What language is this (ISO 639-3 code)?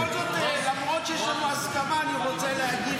heb